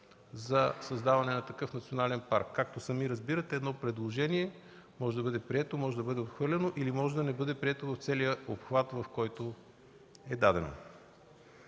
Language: Bulgarian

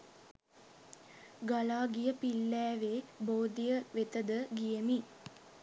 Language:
Sinhala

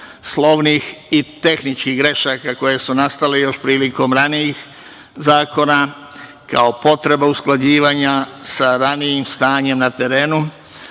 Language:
Serbian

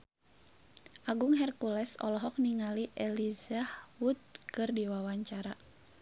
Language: Sundanese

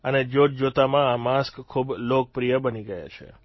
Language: Gujarati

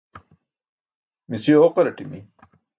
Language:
Burushaski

